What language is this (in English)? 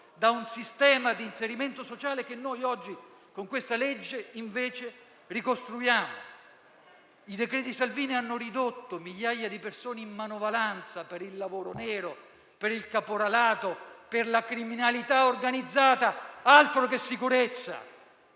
Italian